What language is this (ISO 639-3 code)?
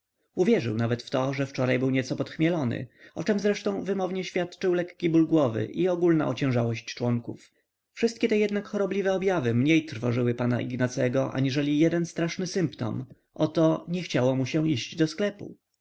pol